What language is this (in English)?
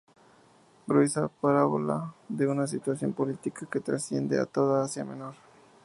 Spanish